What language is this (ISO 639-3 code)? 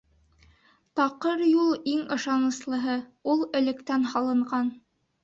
bak